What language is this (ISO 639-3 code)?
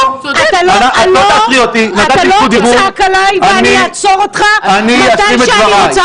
heb